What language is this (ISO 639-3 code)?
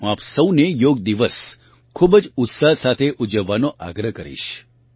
guj